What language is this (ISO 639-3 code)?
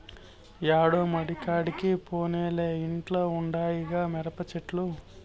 tel